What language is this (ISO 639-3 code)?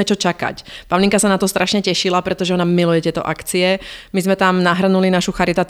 ces